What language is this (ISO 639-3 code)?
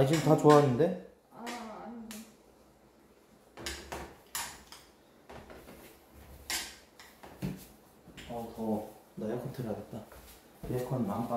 kor